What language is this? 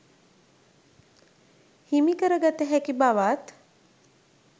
Sinhala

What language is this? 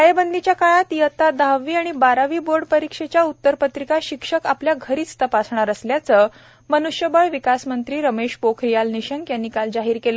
Marathi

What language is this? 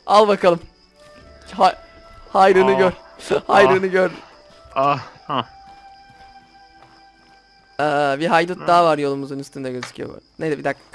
Turkish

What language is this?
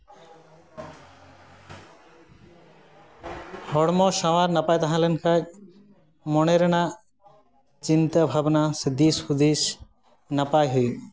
Santali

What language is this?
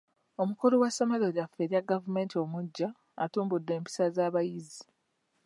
Ganda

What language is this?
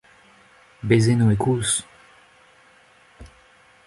Breton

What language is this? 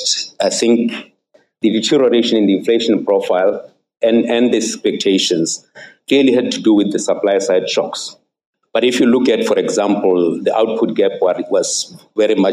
English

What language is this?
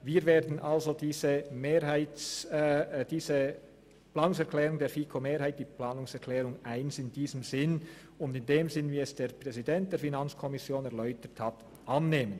Swiss German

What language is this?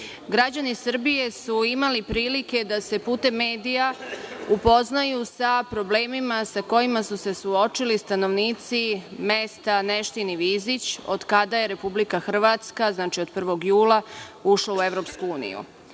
Serbian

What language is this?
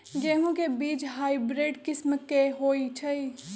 Magahi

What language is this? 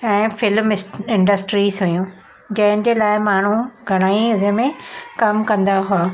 Sindhi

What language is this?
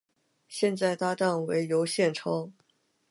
Chinese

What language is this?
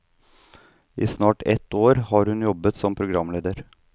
Norwegian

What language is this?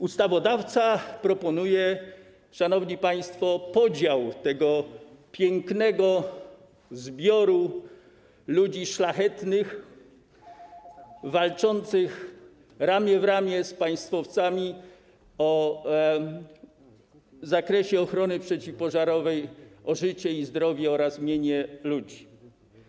Polish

